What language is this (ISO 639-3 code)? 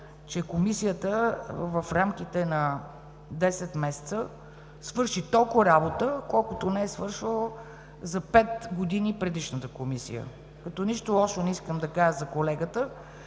bul